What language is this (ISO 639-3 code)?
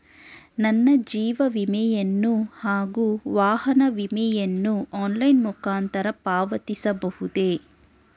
kan